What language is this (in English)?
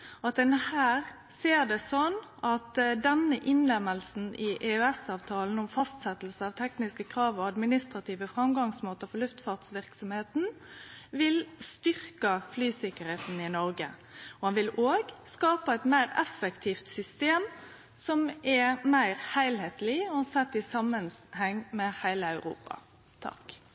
Norwegian Nynorsk